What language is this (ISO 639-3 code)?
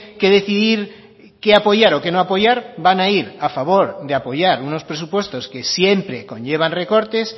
spa